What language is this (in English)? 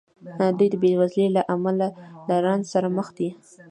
Pashto